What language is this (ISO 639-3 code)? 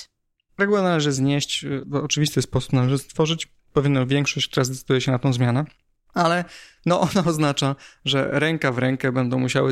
pol